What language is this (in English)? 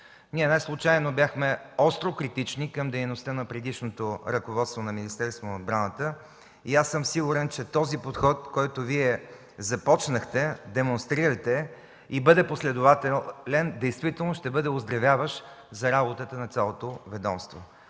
Bulgarian